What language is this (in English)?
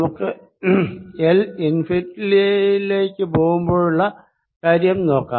Malayalam